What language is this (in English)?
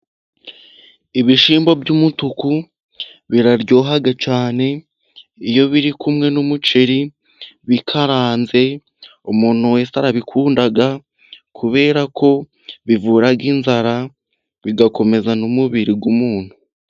Kinyarwanda